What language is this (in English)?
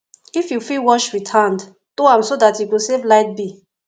Nigerian Pidgin